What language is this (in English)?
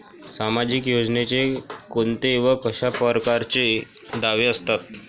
Marathi